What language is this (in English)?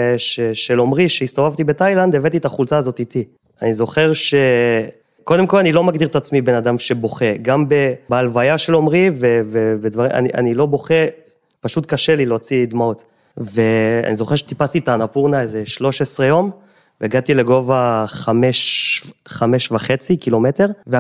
Hebrew